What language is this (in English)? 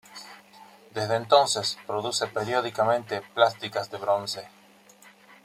Spanish